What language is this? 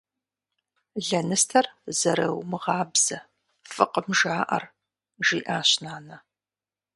Kabardian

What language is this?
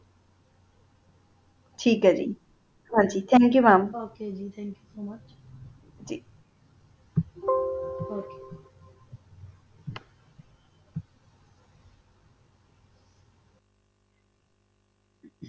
Punjabi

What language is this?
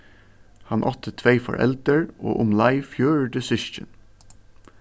Faroese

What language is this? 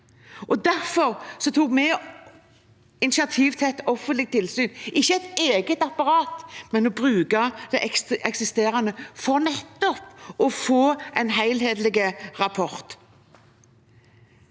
Norwegian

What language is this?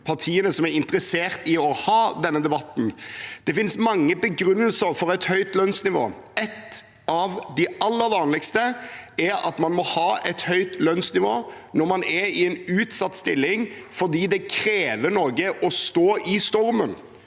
Norwegian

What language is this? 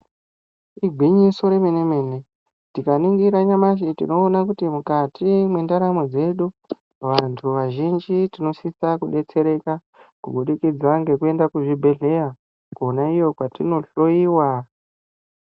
Ndau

